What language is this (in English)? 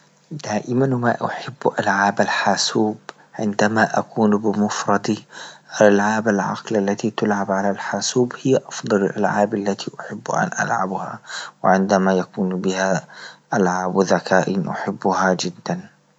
Libyan Arabic